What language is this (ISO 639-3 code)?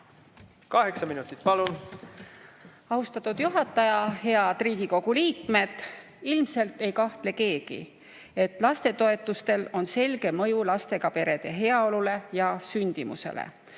est